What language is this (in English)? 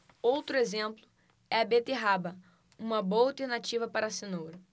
Portuguese